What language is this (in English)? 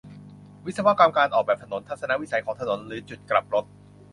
Thai